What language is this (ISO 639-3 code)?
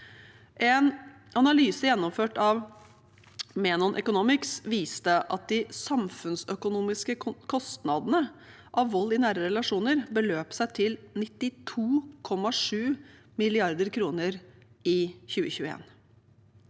nor